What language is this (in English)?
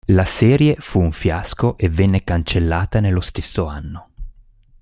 Italian